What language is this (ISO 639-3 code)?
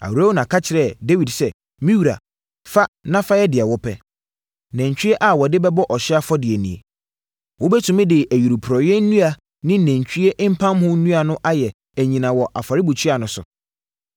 aka